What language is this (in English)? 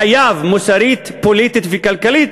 Hebrew